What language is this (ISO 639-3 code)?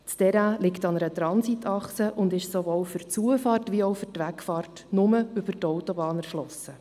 gsw